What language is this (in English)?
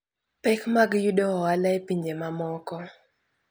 Luo (Kenya and Tanzania)